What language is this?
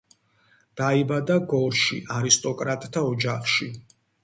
Georgian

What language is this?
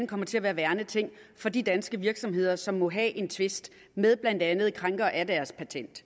Danish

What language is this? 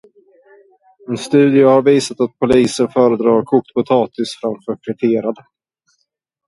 Swedish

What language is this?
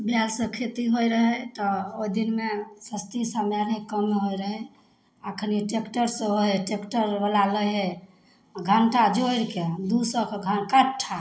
Maithili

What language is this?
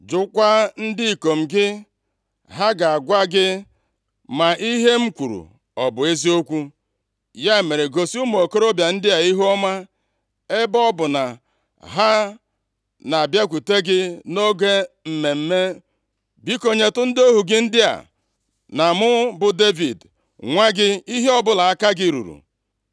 Igbo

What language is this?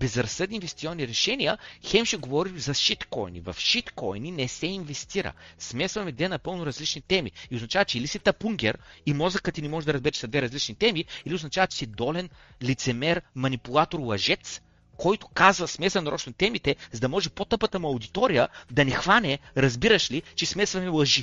Bulgarian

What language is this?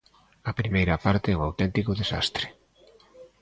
Galician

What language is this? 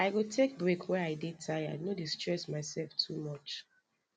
Nigerian Pidgin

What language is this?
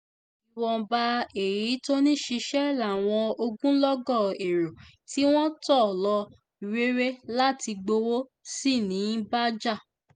Yoruba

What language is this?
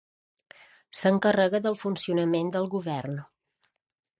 Catalan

